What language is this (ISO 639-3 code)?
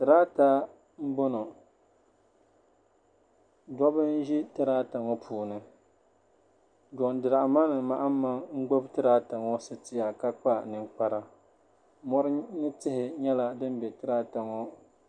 dag